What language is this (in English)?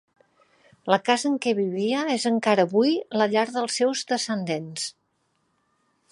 Catalan